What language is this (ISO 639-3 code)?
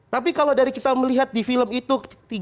ind